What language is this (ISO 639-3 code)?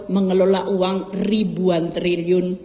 ind